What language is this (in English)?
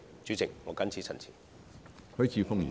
Cantonese